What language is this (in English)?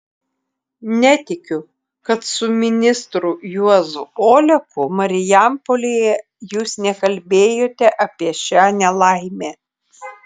Lithuanian